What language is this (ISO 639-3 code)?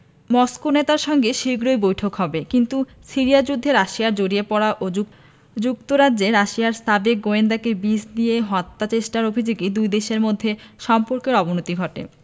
ben